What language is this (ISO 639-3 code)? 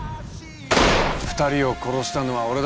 jpn